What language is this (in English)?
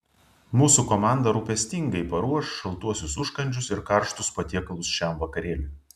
Lithuanian